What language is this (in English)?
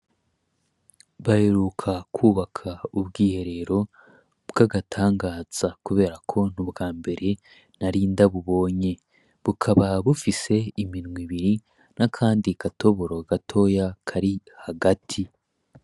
Rundi